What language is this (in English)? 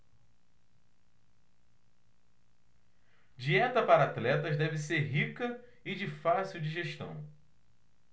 Portuguese